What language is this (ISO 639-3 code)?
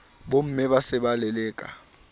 sot